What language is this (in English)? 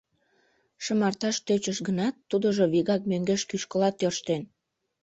Mari